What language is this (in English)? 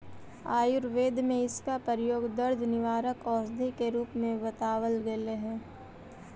Magahi